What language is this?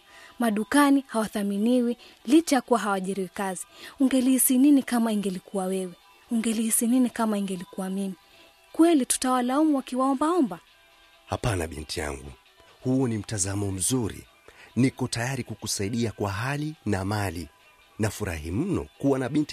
Swahili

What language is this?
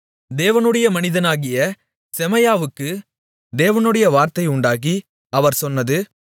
Tamil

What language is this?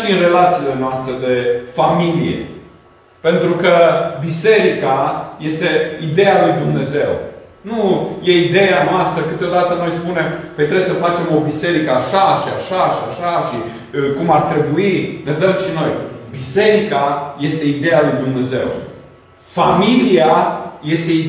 Romanian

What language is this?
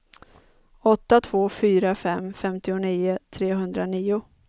Swedish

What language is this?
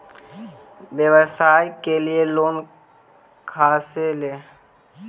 Magahi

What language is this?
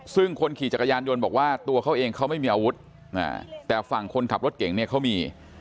Thai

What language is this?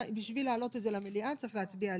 Hebrew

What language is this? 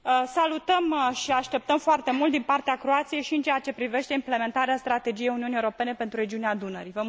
Romanian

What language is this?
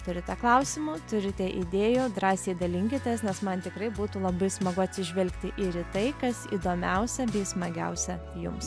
Lithuanian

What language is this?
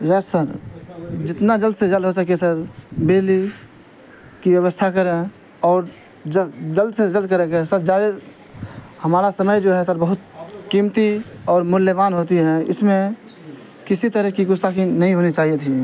Urdu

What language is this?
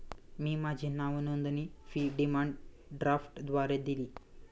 Marathi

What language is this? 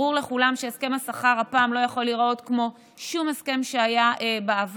Hebrew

